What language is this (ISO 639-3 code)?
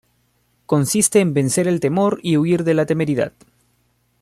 spa